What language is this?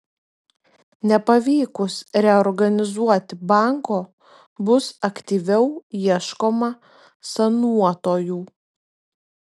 Lithuanian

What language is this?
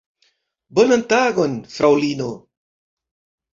Esperanto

